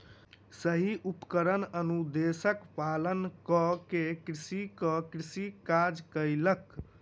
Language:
Maithili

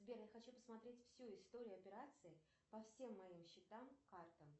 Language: Russian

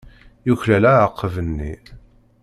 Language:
Kabyle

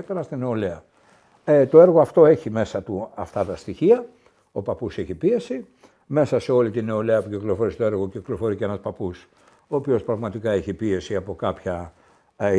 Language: Greek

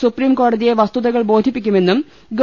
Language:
Malayalam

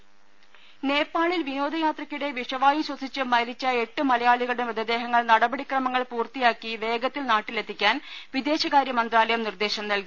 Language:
Malayalam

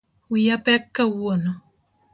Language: Luo (Kenya and Tanzania)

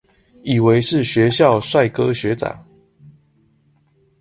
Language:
Chinese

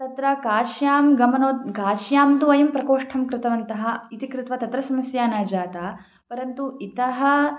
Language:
Sanskrit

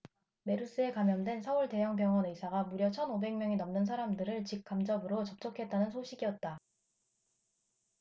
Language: Korean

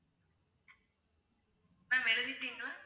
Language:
Tamil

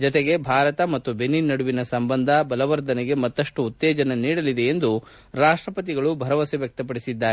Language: Kannada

